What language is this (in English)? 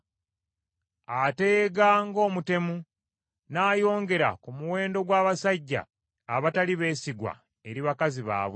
Ganda